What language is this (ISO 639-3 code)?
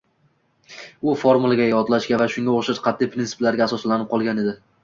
uzb